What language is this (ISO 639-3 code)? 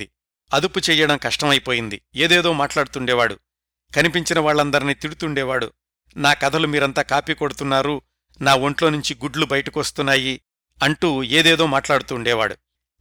tel